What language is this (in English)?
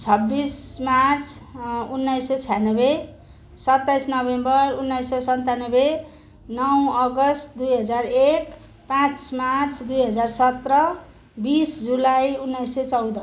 Nepali